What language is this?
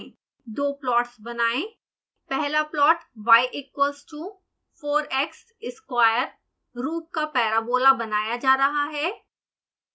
Hindi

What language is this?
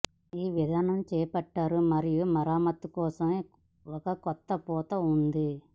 Telugu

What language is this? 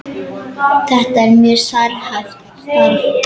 Icelandic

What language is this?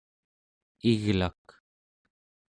Central Yupik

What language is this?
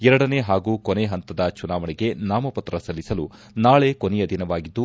Kannada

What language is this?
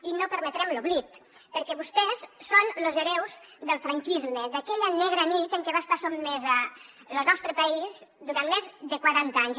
Catalan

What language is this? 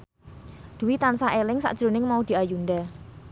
Javanese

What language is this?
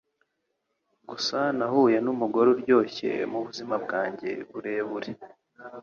Kinyarwanda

